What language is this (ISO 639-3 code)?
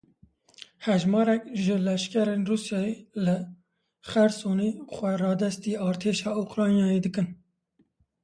kur